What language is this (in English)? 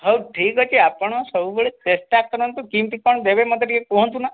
Odia